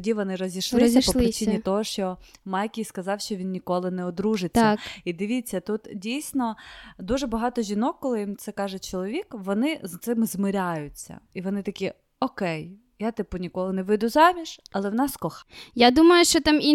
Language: Ukrainian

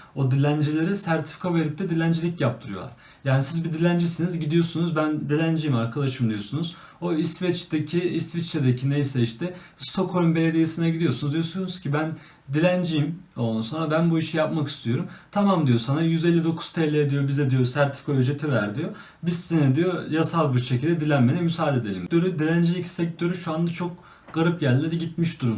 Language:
Turkish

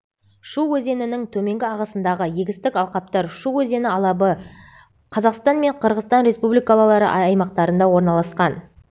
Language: Kazakh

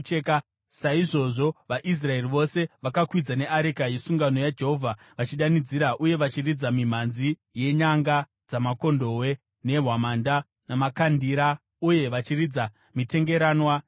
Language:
Shona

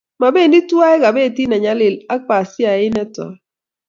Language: Kalenjin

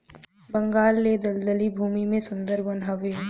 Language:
Bhojpuri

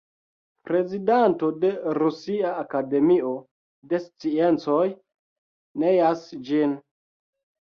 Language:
Esperanto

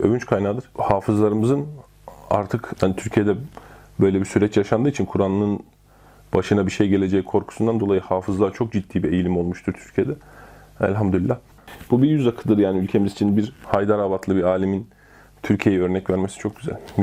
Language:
Turkish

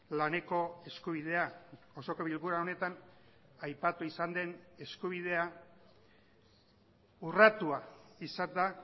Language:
Basque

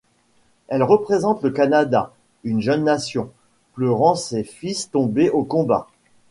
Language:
French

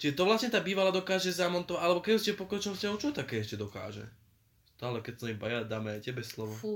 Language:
Slovak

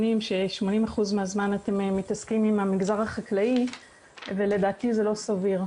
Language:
Hebrew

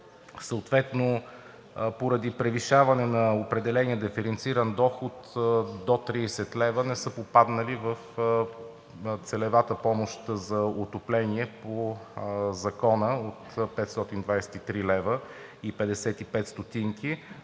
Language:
Bulgarian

